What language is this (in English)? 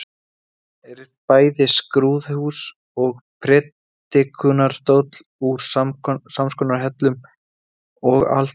Icelandic